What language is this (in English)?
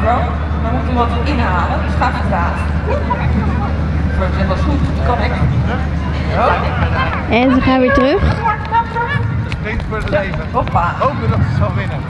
Dutch